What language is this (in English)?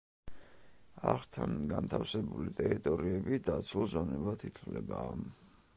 Georgian